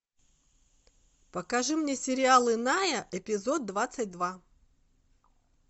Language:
Russian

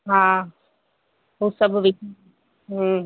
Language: Sindhi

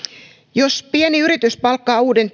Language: Finnish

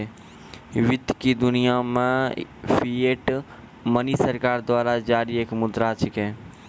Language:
Maithili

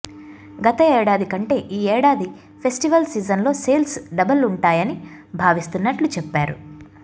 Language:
Telugu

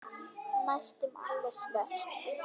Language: Icelandic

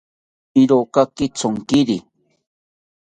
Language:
South Ucayali Ashéninka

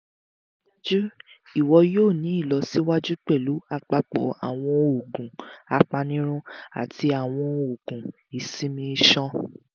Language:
Yoruba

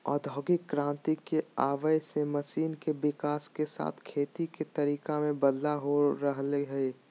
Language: Magahi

